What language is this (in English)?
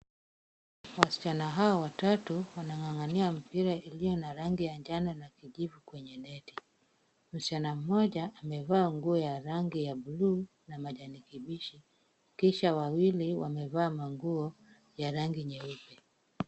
Swahili